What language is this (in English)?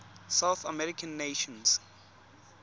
Tswana